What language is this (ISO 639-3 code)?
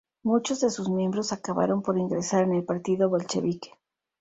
spa